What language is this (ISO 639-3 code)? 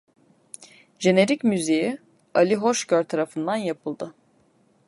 tur